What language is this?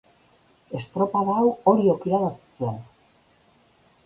Basque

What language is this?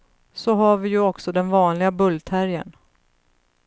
Swedish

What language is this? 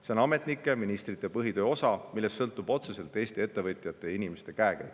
Estonian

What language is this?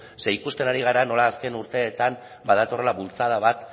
Basque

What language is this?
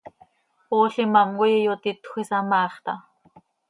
Seri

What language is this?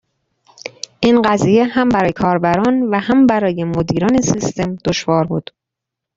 Persian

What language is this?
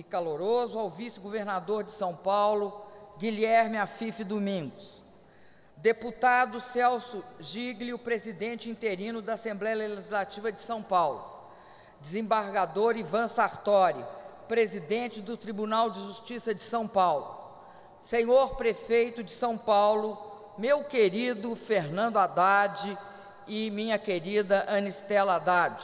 Portuguese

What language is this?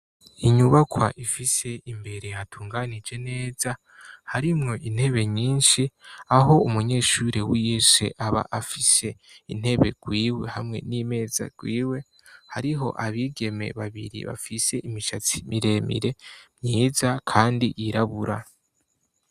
Rundi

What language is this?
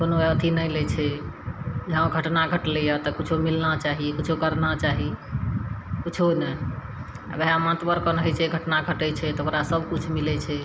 Maithili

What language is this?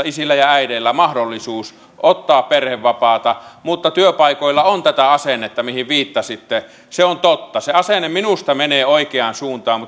Finnish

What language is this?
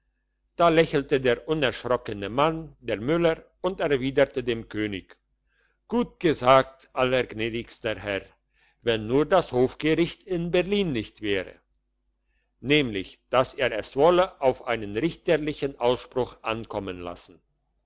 German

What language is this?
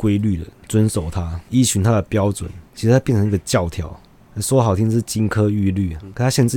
Chinese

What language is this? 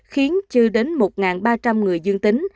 Vietnamese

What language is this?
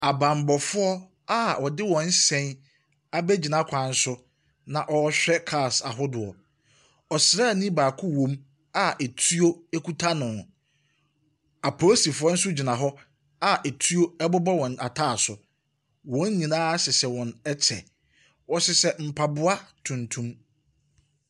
Akan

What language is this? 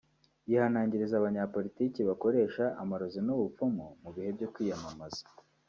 Kinyarwanda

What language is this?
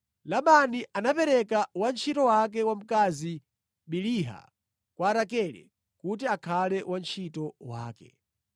Nyanja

